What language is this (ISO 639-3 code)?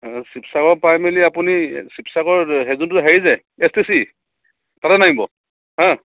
asm